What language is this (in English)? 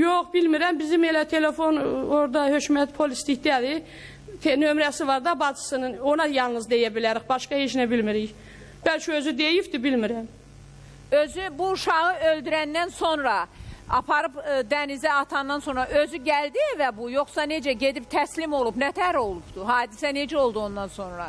Turkish